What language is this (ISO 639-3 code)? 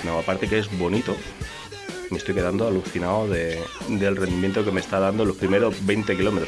spa